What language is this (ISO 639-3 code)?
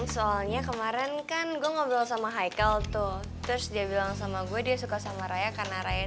ind